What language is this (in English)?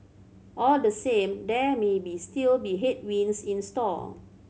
English